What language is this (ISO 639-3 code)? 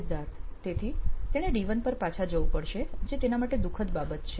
guj